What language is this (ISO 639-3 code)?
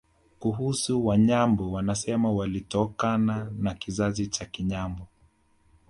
swa